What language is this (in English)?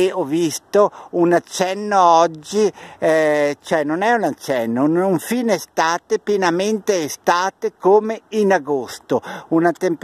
Italian